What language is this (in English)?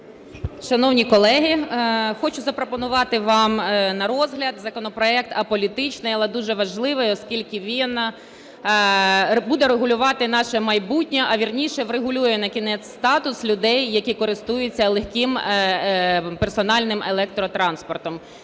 Ukrainian